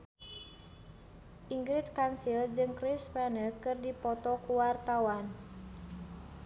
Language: Sundanese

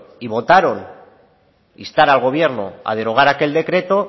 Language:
Spanish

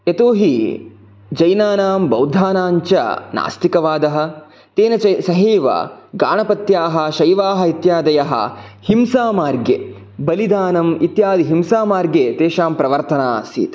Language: Sanskrit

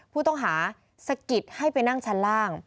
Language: Thai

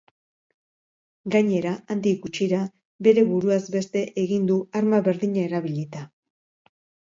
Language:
Basque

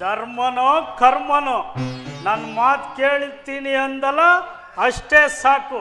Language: Kannada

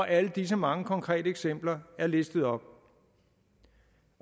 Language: Danish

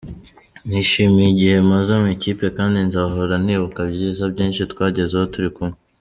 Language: Kinyarwanda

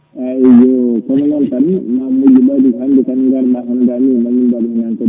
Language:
Fula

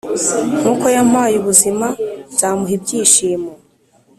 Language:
Kinyarwanda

